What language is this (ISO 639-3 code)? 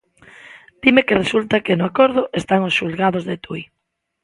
glg